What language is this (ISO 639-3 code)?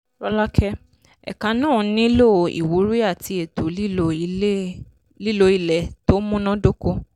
yor